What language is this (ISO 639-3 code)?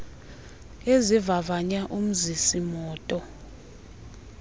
xho